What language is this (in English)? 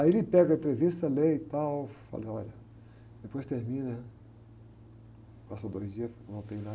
Portuguese